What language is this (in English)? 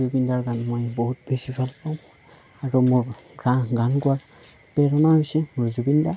Assamese